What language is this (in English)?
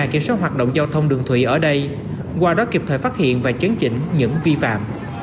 Vietnamese